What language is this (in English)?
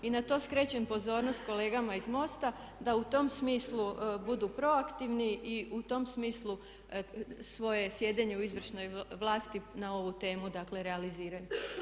Croatian